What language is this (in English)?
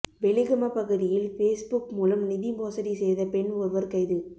Tamil